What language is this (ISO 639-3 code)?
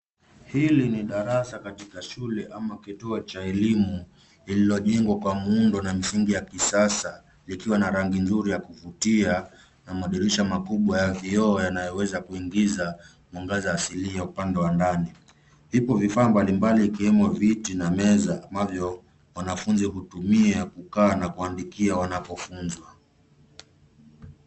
swa